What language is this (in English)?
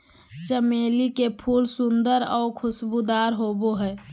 Magahi